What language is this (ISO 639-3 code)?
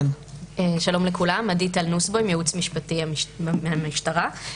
heb